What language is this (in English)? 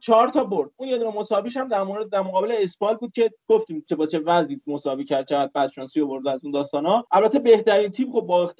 Persian